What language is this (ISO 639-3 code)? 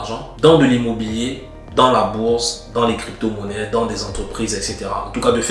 fra